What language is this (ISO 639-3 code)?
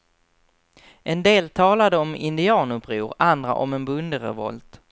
swe